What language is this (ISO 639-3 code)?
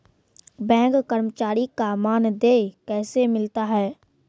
mai